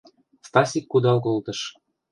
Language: Mari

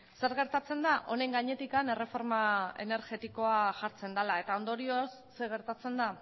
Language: Basque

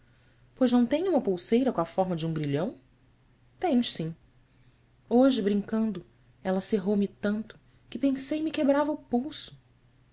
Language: Portuguese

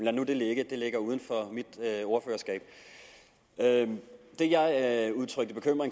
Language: Danish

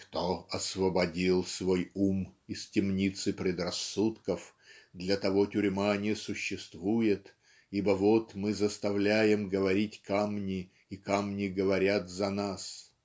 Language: Russian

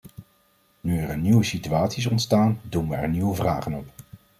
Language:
Dutch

